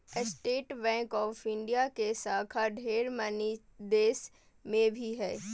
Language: Magahi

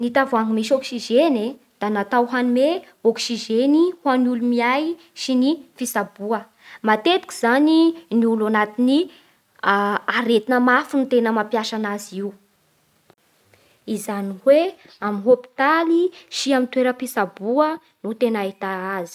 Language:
Bara Malagasy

